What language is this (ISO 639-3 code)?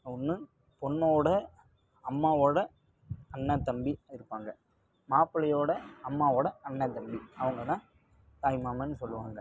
tam